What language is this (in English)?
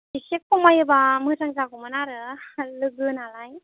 Bodo